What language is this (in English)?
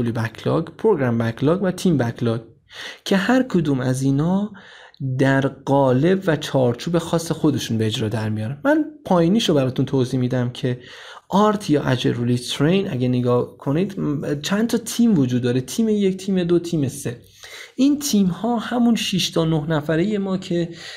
Persian